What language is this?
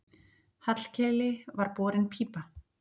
Icelandic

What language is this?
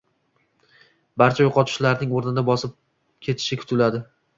Uzbek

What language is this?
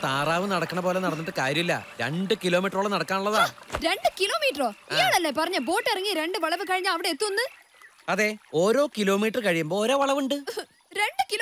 Malayalam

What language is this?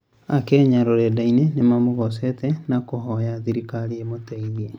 Kikuyu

